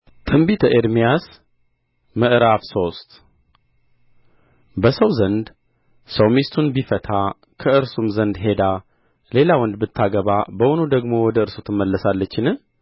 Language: Amharic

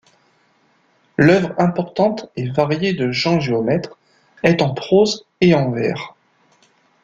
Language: French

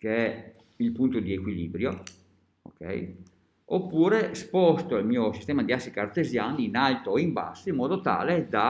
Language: Italian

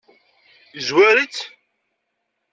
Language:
Kabyle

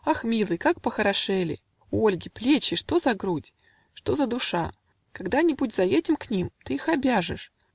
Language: Russian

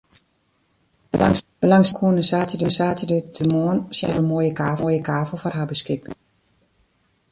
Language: Western Frisian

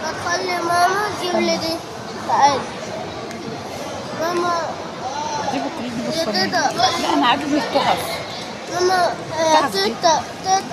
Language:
Arabic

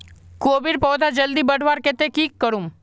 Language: Magahi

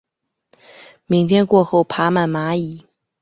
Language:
Chinese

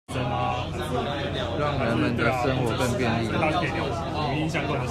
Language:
Chinese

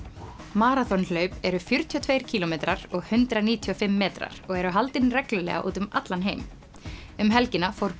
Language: Icelandic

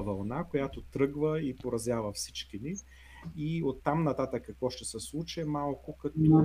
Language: Bulgarian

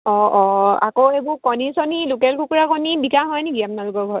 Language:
Assamese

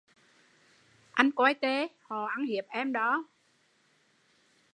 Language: Vietnamese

